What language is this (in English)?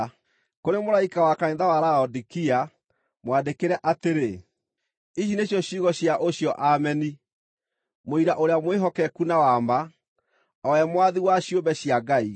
Kikuyu